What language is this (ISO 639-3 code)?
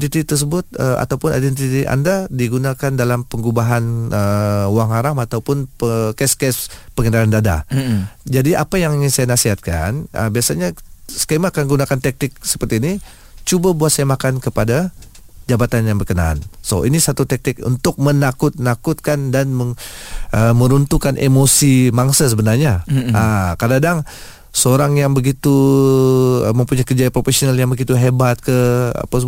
msa